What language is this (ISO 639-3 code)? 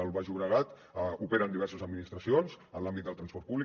cat